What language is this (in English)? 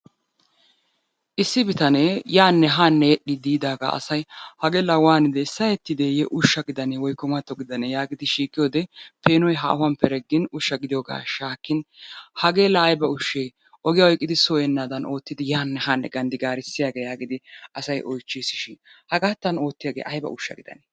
Wolaytta